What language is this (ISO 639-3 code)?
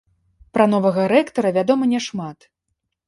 bel